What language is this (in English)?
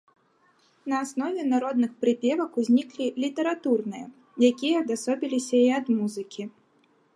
Belarusian